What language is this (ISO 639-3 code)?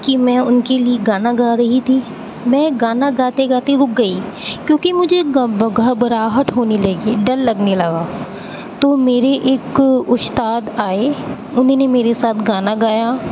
urd